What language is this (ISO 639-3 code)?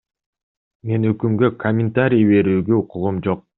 kir